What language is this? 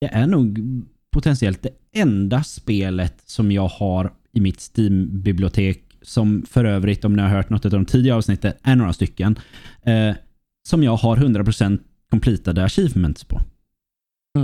Swedish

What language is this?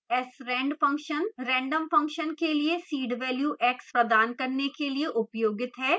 Hindi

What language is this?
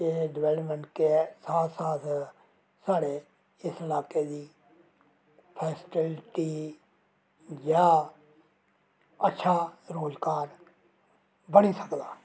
Dogri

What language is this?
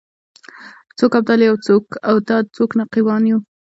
Pashto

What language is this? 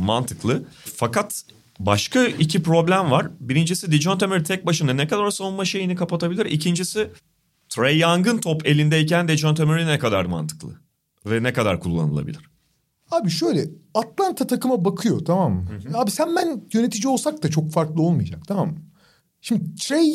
Turkish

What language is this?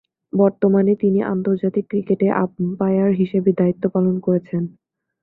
Bangla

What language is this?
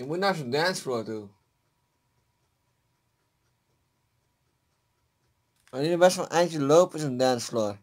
Dutch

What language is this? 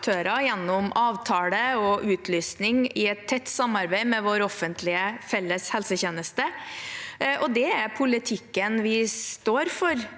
Norwegian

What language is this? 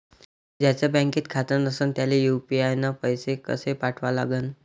Marathi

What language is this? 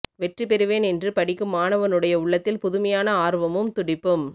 Tamil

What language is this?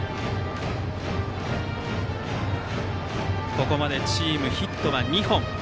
Japanese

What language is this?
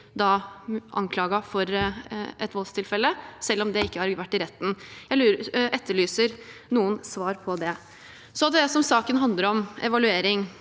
Norwegian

